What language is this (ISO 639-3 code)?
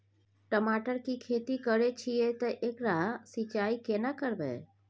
mai